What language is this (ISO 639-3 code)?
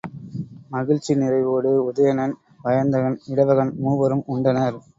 tam